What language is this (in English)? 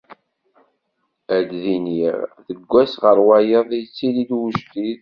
Kabyle